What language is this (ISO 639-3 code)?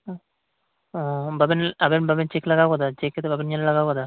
sat